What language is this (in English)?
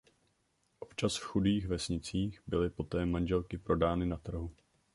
Czech